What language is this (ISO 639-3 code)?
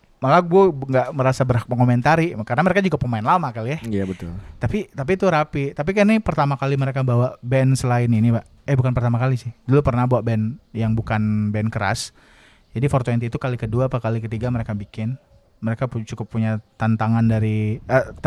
ind